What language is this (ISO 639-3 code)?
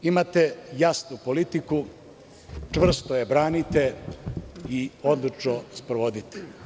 srp